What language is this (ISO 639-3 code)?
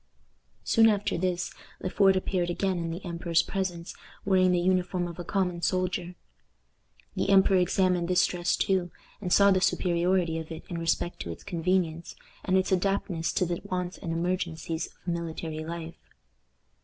eng